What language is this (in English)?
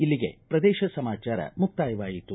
Kannada